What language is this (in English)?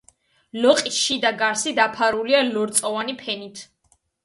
Georgian